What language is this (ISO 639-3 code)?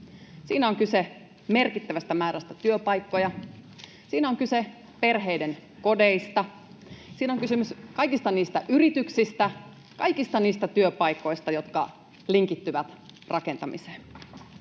fin